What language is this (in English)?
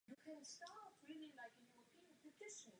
Czech